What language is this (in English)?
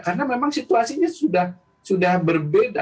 Indonesian